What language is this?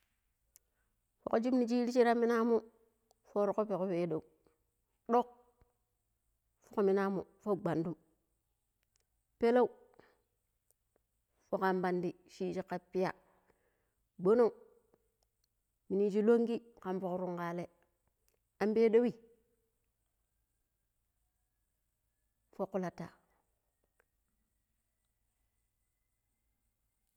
Pero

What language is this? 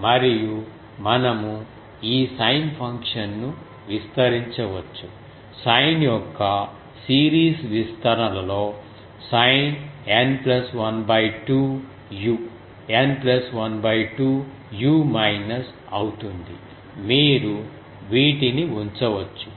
Telugu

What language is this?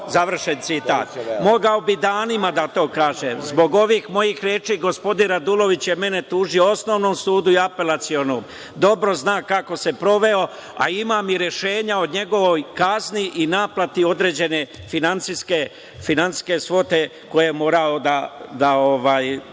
Serbian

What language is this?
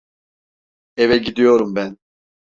Turkish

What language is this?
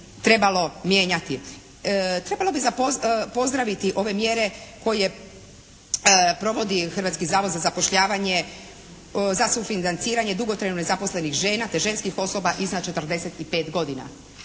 Croatian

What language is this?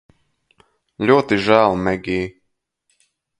Latvian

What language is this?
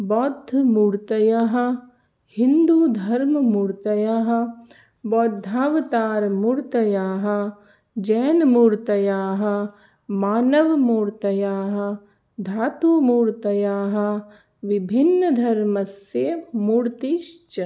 Sanskrit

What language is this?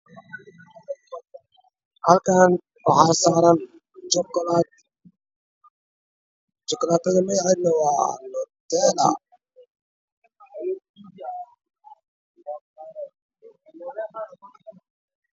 Somali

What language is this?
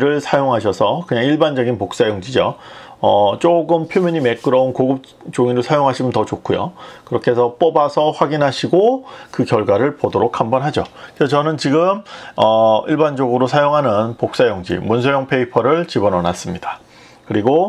Korean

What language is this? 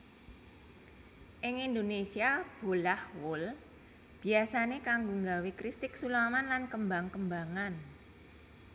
Javanese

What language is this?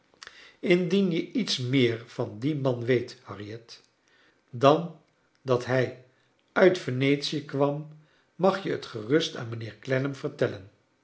Dutch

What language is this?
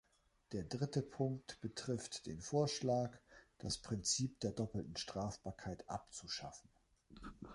German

